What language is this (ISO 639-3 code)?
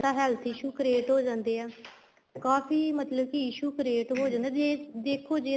pan